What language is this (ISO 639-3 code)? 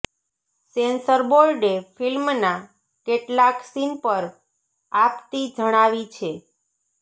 guj